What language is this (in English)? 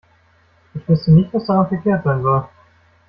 German